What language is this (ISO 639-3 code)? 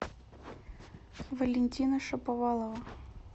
rus